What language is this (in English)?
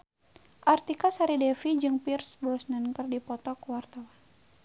Sundanese